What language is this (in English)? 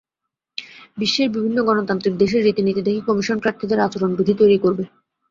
Bangla